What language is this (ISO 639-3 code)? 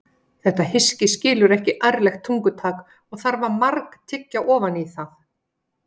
isl